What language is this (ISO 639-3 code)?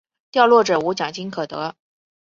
zho